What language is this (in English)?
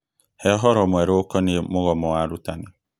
Kikuyu